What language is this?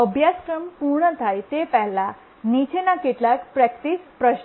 Gujarati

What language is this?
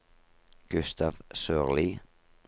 Norwegian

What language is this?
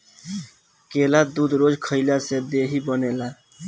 Bhojpuri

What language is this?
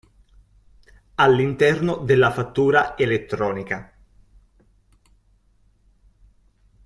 Italian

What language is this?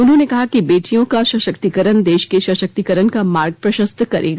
Hindi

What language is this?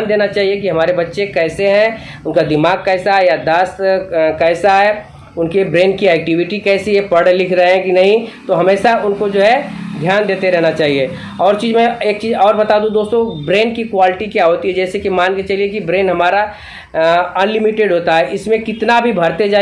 Hindi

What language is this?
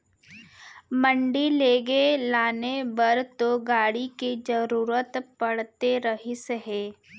Chhattisgarhi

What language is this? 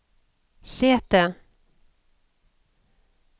Norwegian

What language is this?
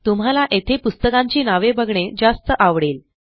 Marathi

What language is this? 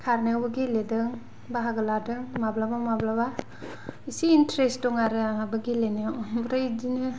Bodo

